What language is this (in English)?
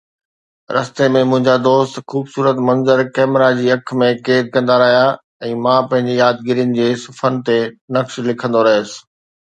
Sindhi